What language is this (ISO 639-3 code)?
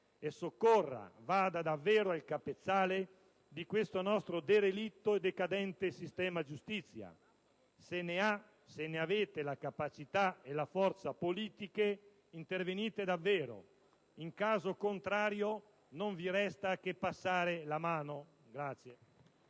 ita